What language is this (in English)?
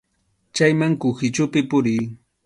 Arequipa-La Unión Quechua